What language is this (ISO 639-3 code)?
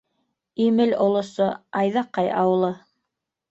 bak